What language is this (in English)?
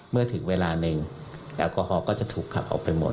Thai